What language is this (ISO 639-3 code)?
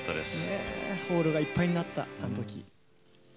jpn